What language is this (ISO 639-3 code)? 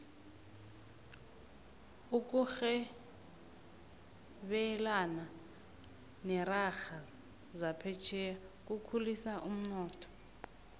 nbl